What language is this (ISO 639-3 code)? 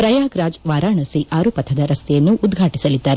kan